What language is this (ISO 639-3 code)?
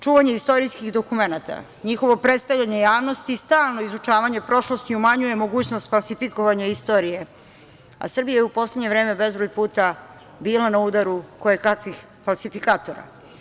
srp